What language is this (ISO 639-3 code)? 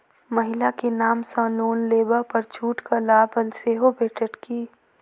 mai